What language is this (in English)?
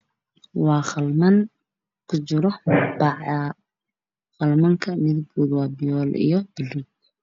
Somali